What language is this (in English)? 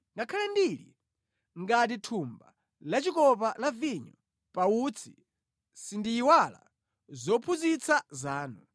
Nyanja